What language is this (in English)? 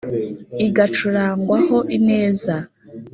Kinyarwanda